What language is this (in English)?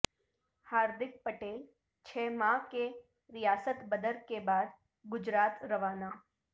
Urdu